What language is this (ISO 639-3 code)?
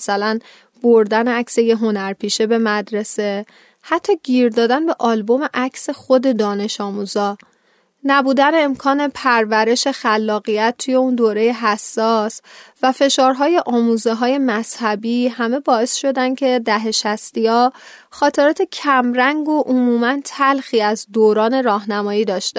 fas